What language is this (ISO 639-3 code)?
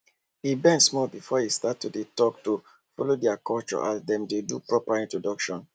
pcm